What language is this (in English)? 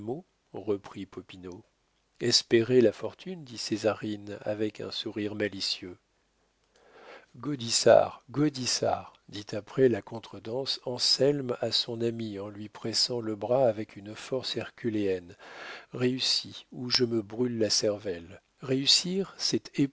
French